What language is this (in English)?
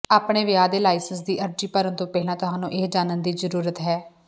Punjabi